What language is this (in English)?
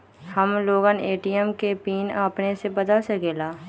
Magahi